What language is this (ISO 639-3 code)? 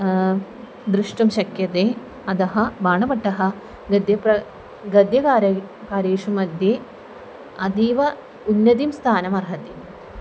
san